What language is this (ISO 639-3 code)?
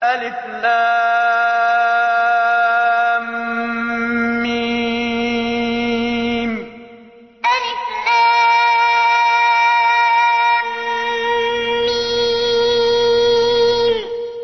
ara